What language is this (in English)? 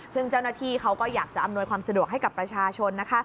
Thai